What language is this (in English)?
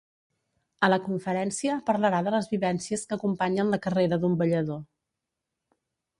Catalan